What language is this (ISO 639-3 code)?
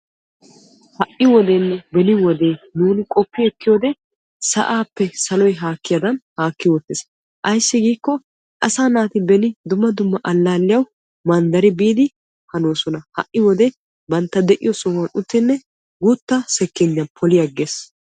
wal